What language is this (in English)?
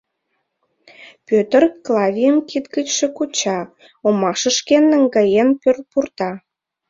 Mari